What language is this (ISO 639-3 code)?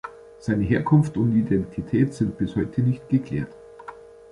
deu